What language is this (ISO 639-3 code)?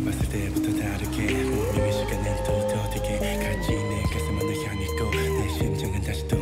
nld